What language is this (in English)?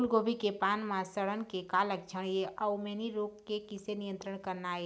Chhattisgarhi